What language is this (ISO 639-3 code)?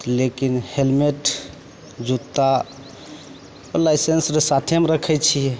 mai